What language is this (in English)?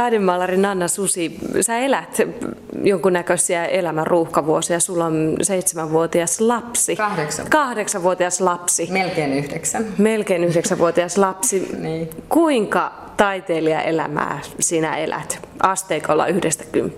Finnish